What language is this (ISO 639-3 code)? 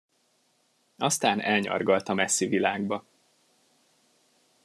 hun